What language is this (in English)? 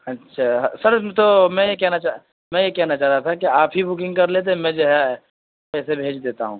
Urdu